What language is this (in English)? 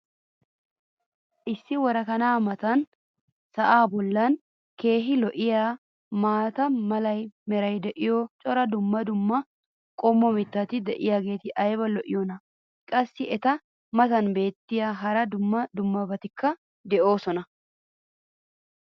Wolaytta